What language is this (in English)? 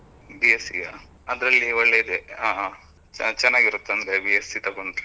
Kannada